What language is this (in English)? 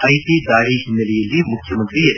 Kannada